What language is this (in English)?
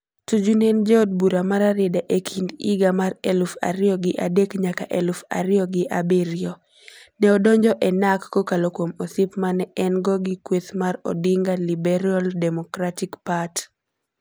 Luo (Kenya and Tanzania)